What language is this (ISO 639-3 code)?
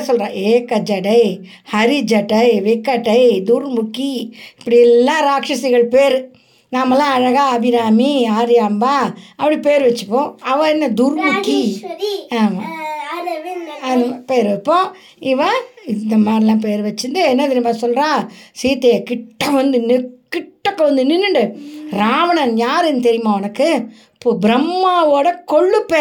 tam